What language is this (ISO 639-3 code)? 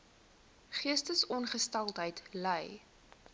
afr